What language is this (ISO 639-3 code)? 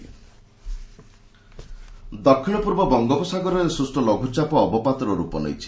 ori